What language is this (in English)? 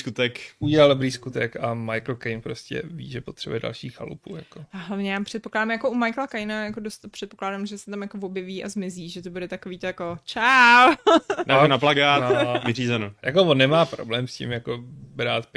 Czech